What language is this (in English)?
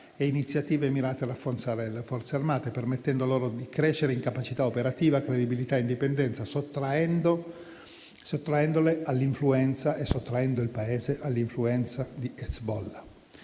Italian